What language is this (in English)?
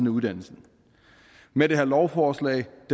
Danish